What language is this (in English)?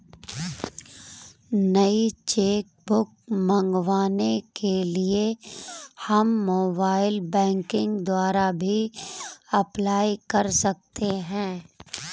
Hindi